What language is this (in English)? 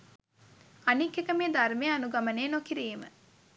Sinhala